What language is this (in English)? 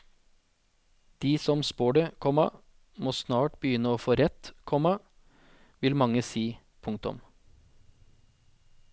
Norwegian